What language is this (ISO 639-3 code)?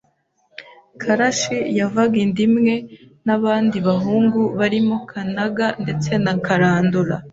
kin